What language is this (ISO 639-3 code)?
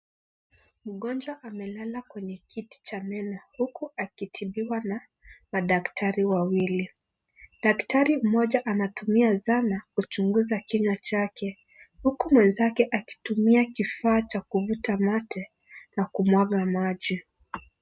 swa